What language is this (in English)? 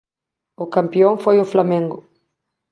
Galician